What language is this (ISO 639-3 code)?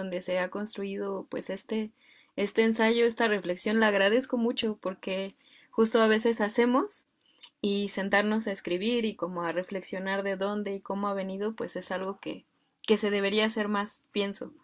spa